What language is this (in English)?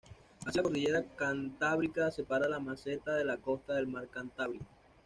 Spanish